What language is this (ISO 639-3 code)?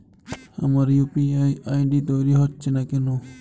ben